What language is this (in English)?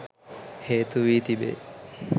Sinhala